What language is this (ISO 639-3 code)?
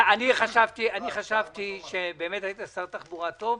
heb